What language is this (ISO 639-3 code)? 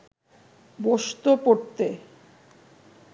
ben